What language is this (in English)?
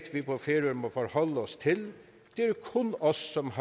Danish